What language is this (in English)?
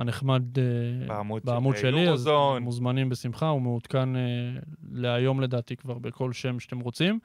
Hebrew